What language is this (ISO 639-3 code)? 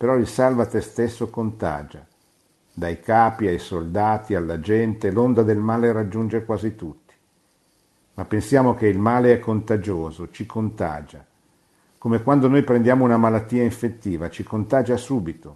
ita